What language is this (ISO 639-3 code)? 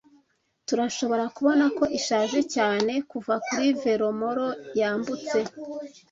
kin